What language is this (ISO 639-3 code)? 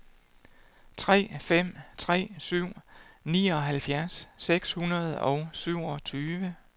dan